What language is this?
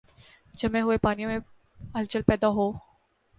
Urdu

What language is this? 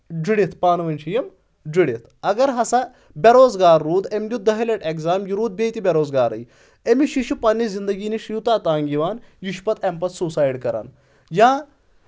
Kashmiri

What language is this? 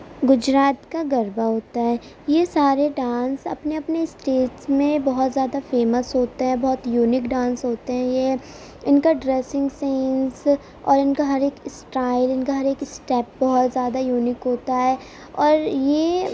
Urdu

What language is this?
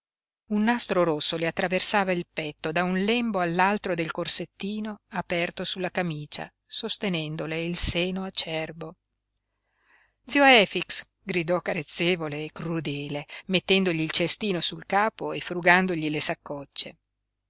Italian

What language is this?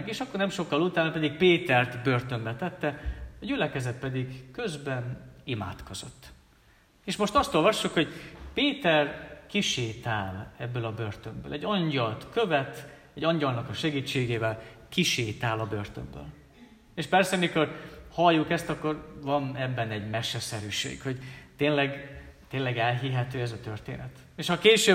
Hungarian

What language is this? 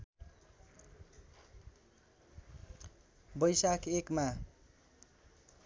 Nepali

